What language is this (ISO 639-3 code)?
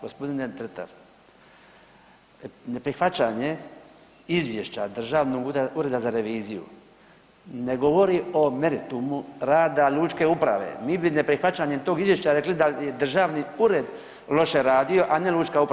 hrv